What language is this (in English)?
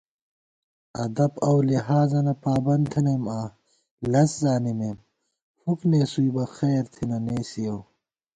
Gawar-Bati